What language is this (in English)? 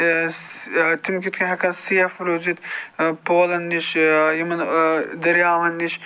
Kashmiri